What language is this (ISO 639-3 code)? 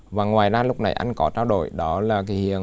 vie